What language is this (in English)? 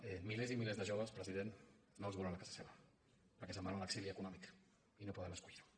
Catalan